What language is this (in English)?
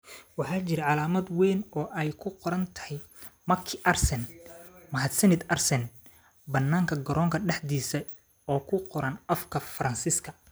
Somali